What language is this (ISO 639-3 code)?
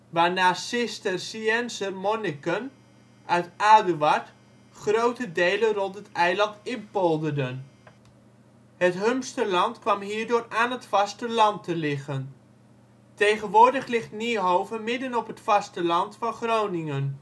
nld